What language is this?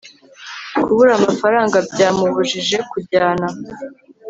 Kinyarwanda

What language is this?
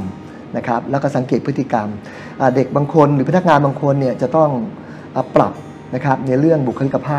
Thai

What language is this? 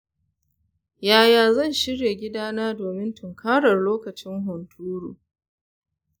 Hausa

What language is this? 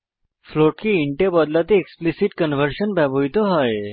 Bangla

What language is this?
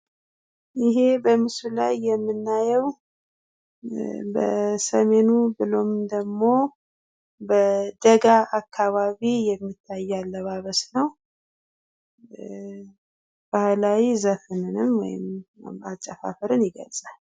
Amharic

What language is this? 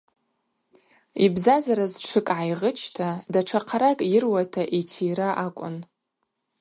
Abaza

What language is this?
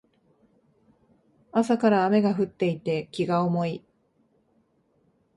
Japanese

